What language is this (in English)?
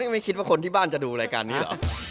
Thai